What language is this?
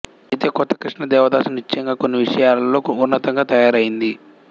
Telugu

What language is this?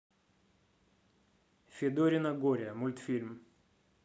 Russian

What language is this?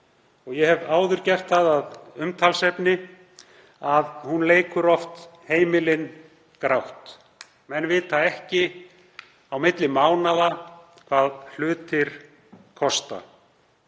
Icelandic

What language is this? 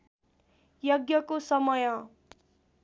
Nepali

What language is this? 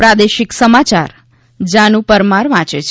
Gujarati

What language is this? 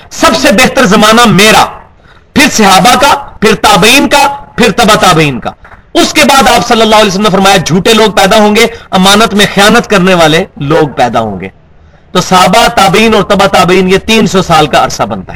Urdu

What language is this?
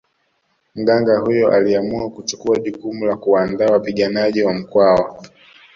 Swahili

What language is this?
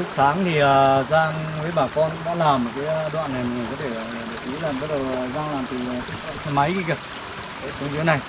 Vietnamese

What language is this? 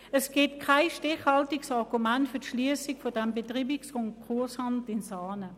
Swiss German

